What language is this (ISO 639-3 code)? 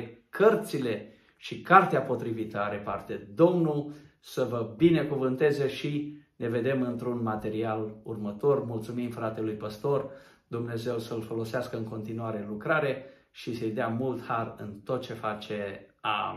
ron